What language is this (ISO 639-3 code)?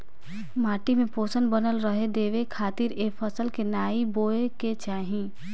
bho